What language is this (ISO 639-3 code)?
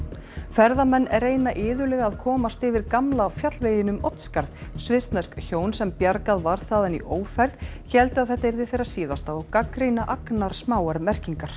isl